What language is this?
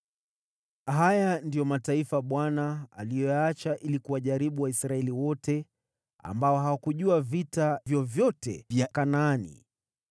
Swahili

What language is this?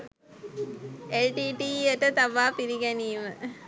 Sinhala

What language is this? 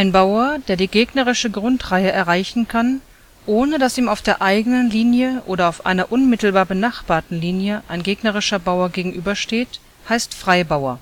German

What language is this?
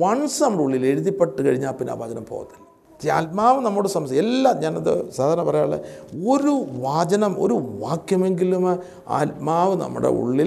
Malayalam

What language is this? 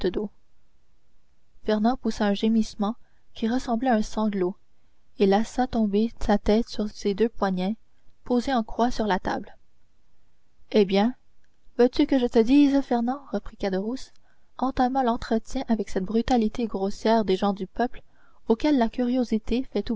French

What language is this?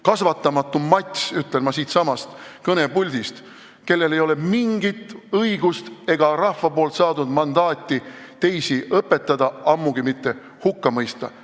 Estonian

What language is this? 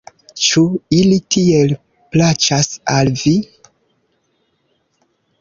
Esperanto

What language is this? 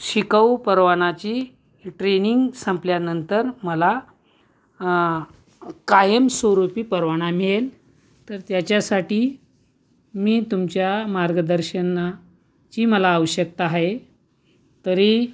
Marathi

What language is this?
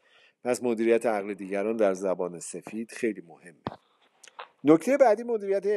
Persian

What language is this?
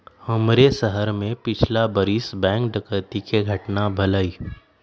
Magahi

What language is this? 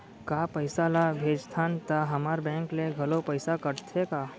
Chhattisgarhi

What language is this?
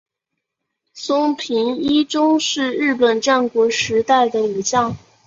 Chinese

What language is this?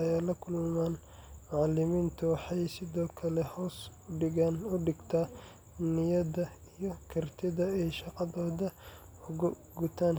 Somali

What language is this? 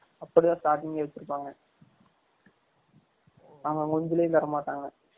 Tamil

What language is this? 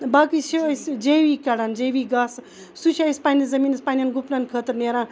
Kashmiri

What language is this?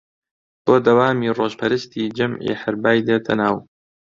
Central Kurdish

